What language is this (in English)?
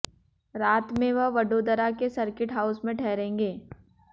Hindi